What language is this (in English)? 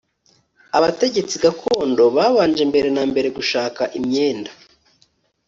Kinyarwanda